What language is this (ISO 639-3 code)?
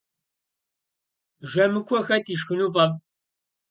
kbd